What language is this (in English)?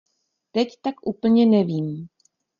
Czech